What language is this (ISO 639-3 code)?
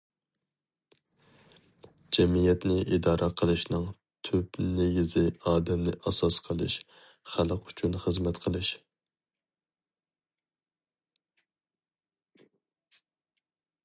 uig